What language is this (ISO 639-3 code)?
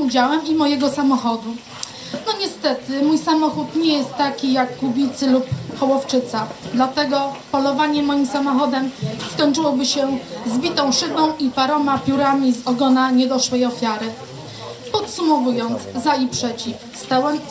pol